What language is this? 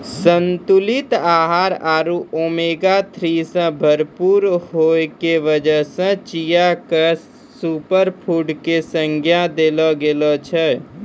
Maithili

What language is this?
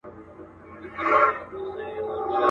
Pashto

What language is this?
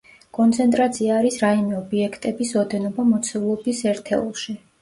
Georgian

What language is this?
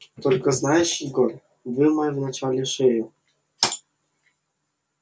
Russian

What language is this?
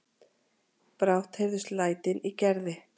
Icelandic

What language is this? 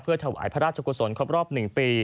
Thai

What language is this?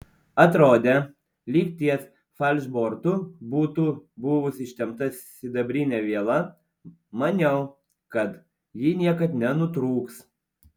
Lithuanian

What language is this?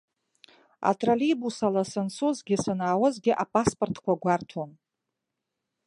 Abkhazian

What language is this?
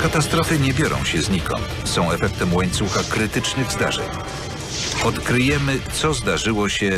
Polish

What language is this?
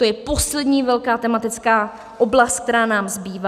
Czech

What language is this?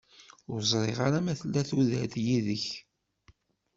Kabyle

